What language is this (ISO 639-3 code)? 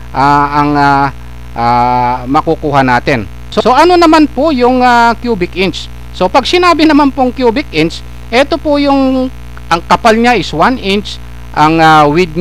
fil